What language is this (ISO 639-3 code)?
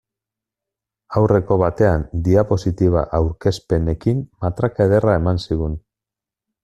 eus